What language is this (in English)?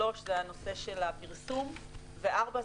Hebrew